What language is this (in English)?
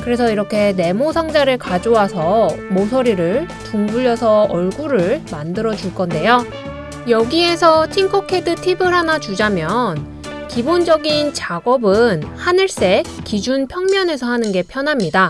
Korean